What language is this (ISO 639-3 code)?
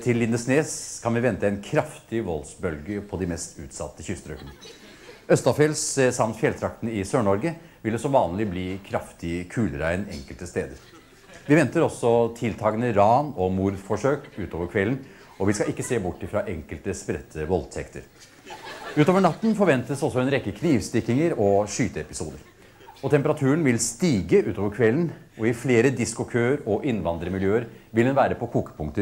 nor